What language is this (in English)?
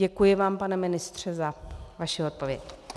Czech